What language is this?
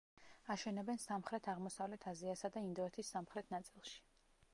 Georgian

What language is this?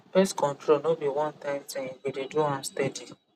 Nigerian Pidgin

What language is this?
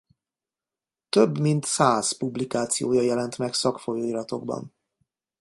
Hungarian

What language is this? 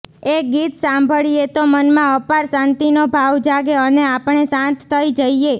Gujarati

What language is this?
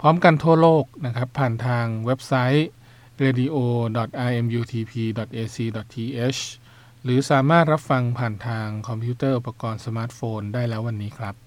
Thai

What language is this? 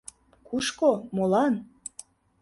Mari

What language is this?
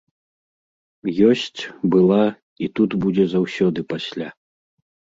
Belarusian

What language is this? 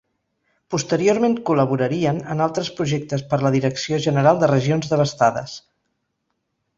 Catalan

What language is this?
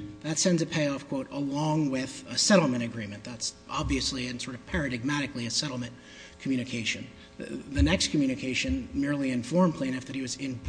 English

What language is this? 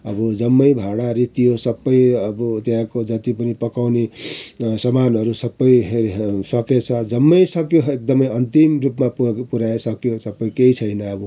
Nepali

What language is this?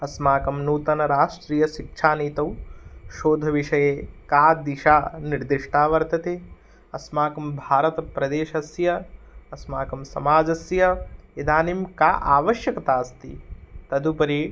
Sanskrit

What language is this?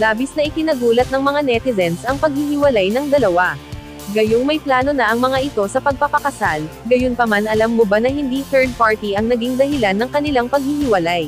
Filipino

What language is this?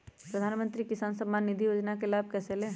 Magahi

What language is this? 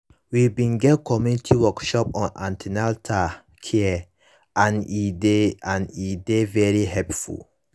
Nigerian Pidgin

